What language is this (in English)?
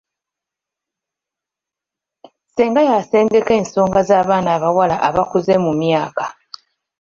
Ganda